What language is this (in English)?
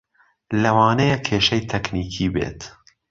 Central Kurdish